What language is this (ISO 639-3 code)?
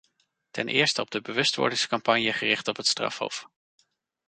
nld